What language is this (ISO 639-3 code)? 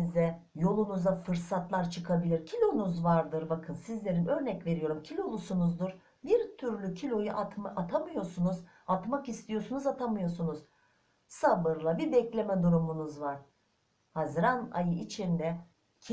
tur